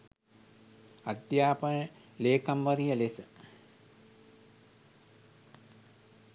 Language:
Sinhala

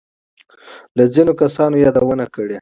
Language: Pashto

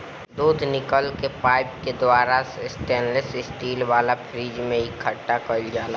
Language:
Bhojpuri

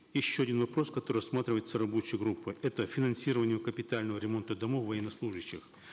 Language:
Kazakh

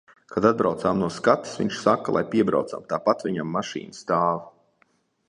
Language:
Latvian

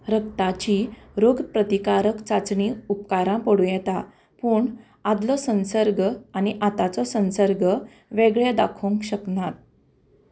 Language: Konkani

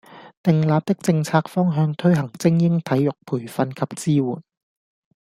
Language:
Cantonese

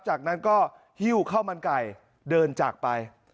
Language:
Thai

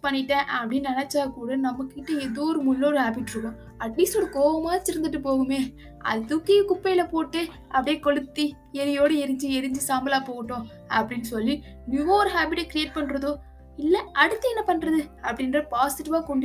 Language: Tamil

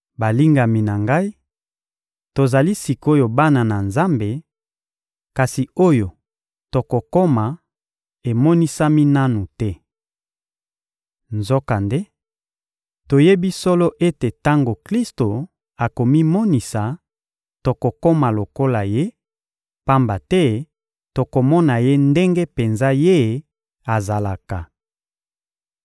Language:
Lingala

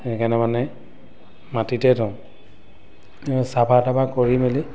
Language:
Assamese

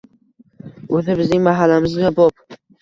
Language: Uzbek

